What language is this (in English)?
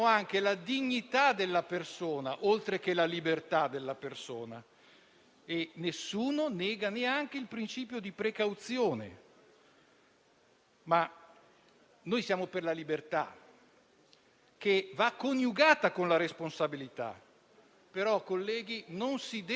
Italian